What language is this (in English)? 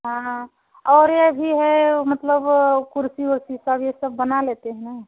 Hindi